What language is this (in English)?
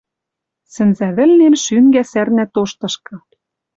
Western Mari